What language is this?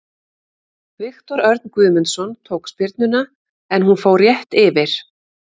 Icelandic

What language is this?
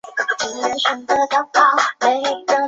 Chinese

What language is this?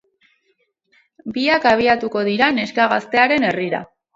Basque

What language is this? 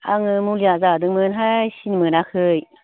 Bodo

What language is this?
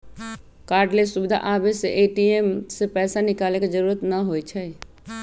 Magahi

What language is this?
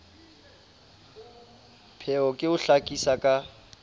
Southern Sotho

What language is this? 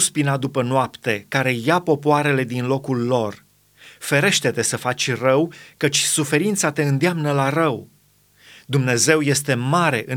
Romanian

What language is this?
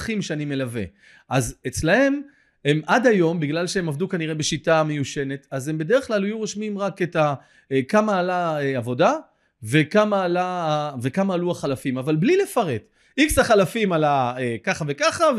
Hebrew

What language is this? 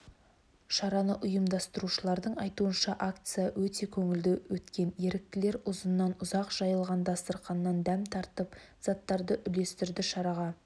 Kazakh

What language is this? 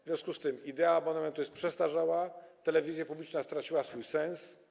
Polish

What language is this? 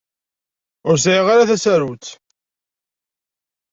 Kabyle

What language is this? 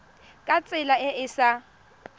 Tswana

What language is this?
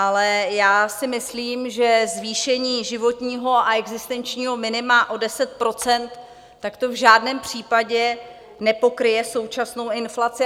Czech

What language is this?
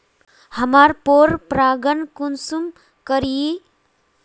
Magahi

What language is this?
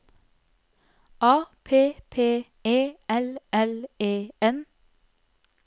Norwegian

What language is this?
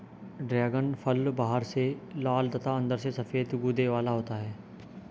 Hindi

